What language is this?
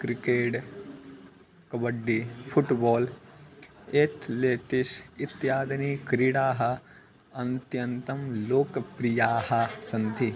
Sanskrit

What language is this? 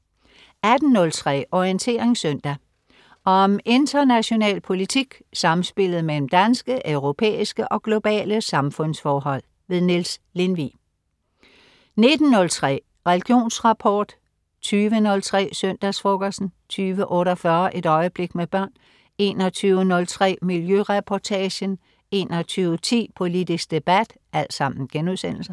Danish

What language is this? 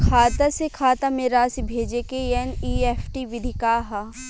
Bhojpuri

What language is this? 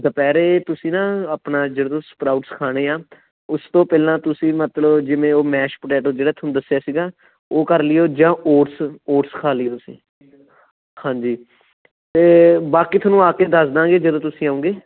Punjabi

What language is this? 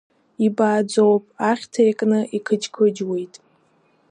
Abkhazian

